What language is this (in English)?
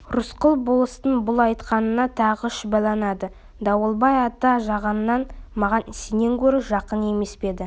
Kazakh